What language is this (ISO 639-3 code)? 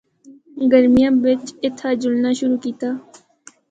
hno